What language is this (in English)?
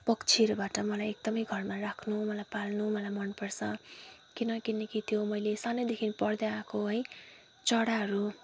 Nepali